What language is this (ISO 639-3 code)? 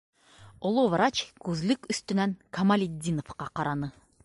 bak